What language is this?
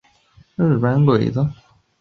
Chinese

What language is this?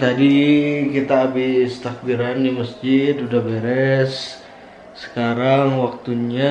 Indonesian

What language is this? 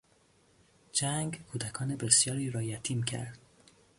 Persian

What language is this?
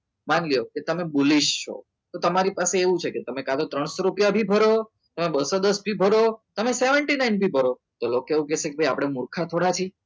Gujarati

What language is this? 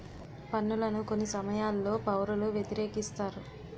Telugu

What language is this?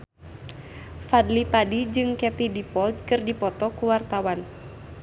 Sundanese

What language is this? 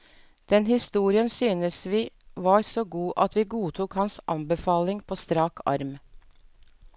Norwegian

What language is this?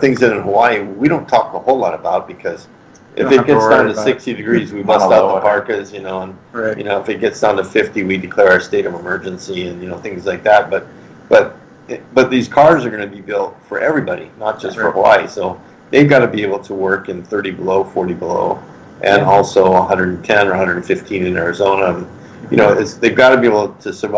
English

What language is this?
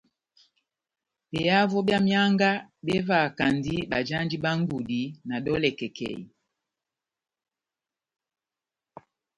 Batanga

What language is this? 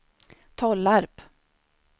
Swedish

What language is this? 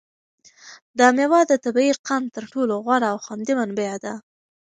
Pashto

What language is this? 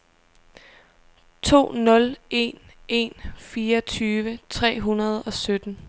Danish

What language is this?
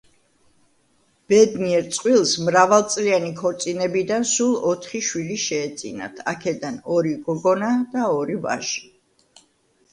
Georgian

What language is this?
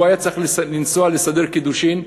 Hebrew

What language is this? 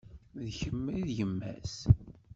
Kabyle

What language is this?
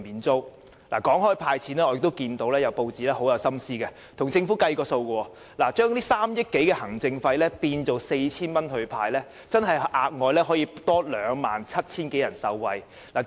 Cantonese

